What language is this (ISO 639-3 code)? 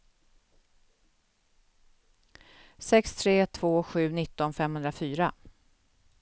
swe